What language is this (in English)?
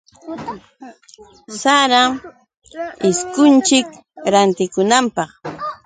Yauyos Quechua